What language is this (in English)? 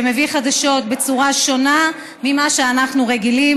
Hebrew